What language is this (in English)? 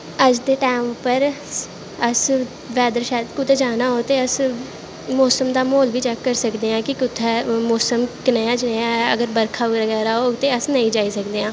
Dogri